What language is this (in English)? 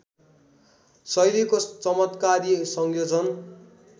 Nepali